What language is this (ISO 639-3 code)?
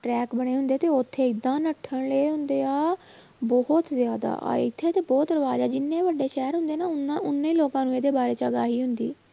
pan